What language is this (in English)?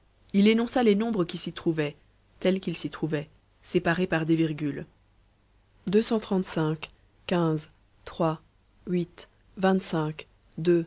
French